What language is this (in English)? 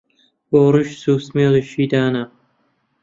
Central Kurdish